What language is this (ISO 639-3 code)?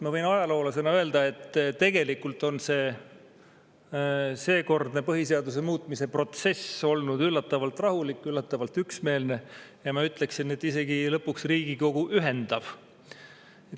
est